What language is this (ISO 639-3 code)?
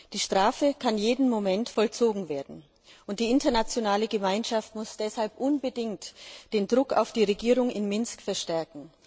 deu